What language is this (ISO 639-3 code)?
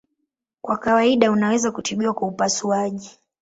swa